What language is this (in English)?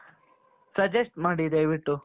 Kannada